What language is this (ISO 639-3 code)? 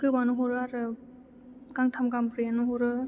brx